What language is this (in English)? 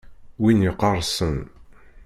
Kabyle